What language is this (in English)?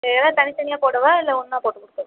Tamil